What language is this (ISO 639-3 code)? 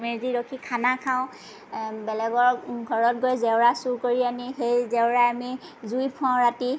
asm